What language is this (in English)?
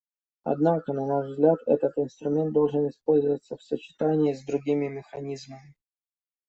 Russian